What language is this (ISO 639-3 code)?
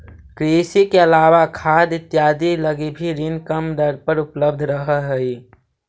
mag